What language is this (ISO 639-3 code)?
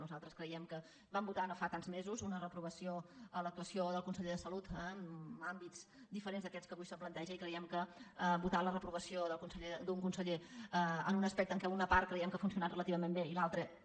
cat